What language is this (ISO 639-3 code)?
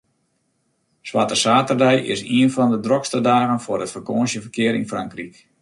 fry